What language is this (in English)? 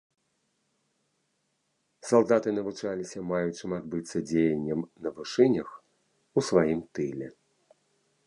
Belarusian